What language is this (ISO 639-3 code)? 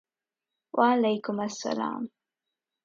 urd